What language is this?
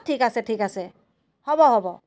Assamese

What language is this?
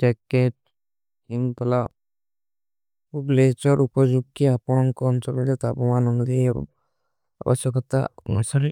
Kui (India)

